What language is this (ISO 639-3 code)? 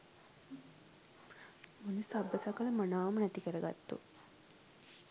sin